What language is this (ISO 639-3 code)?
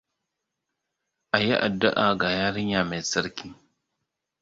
hau